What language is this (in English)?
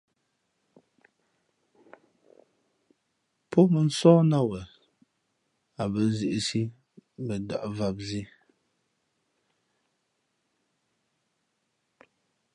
Fe'fe'